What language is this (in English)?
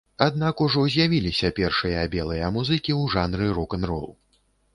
Belarusian